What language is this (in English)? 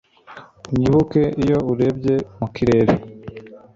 Kinyarwanda